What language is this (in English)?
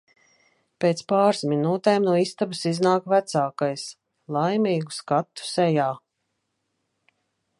Latvian